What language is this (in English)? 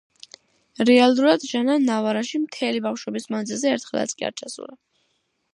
Georgian